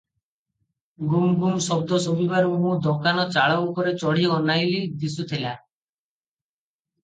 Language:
Odia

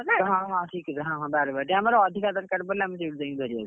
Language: Odia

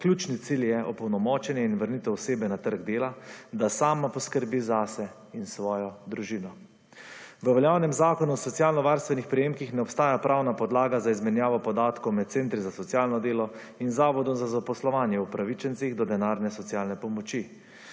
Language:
Slovenian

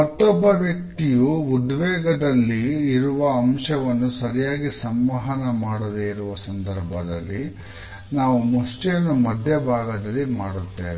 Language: Kannada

